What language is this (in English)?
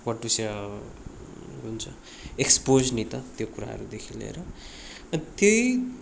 Nepali